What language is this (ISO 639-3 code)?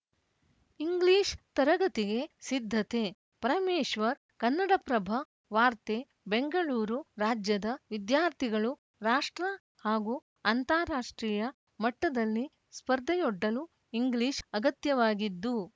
kan